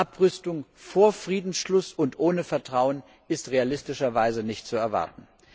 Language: German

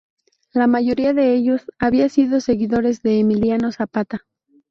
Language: Spanish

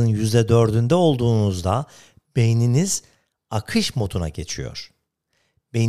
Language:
Turkish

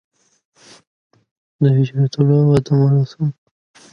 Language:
English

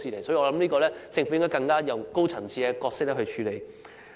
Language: Cantonese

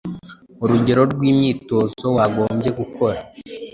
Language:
Kinyarwanda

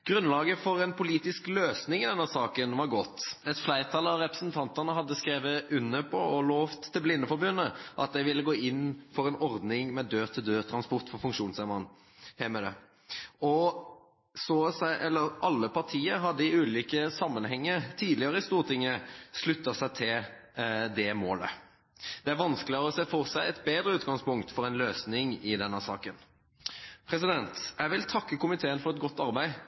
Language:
Norwegian Bokmål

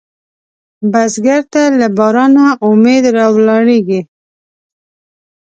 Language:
Pashto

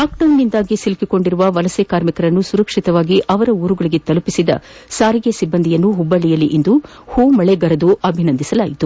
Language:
Kannada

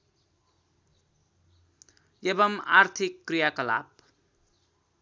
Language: Nepali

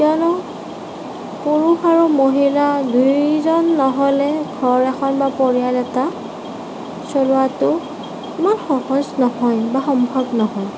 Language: Assamese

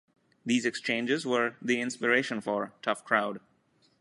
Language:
English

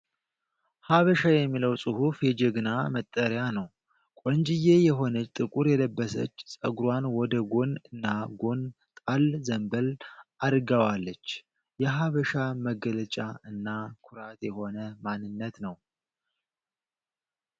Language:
Amharic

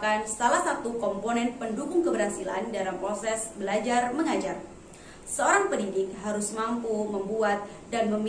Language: Indonesian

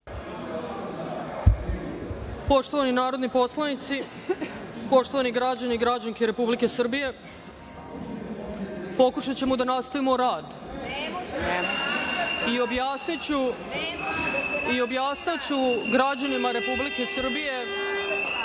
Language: Serbian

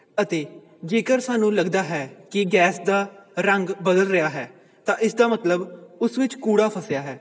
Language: Punjabi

